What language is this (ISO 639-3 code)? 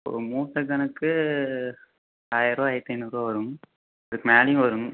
tam